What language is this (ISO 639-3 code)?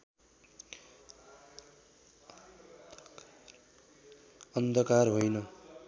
nep